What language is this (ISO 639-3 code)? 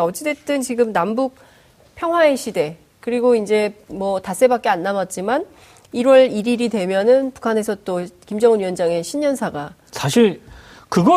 kor